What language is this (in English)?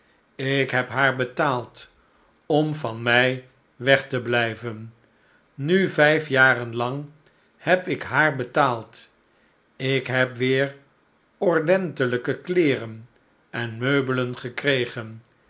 Dutch